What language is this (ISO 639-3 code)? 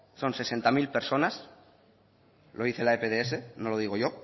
spa